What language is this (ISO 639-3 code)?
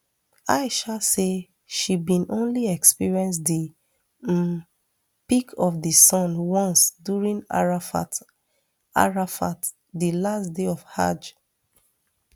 pcm